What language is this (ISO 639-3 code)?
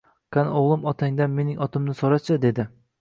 uzb